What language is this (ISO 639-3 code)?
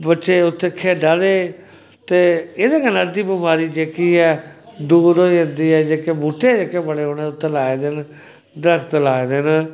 doi